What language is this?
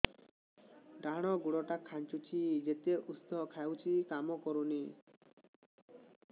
Odia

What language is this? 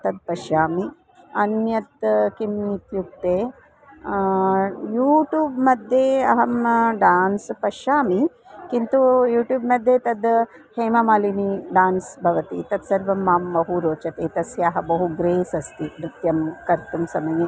Sanskrit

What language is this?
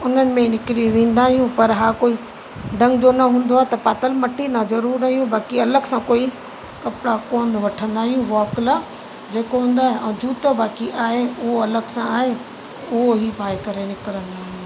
Sindhi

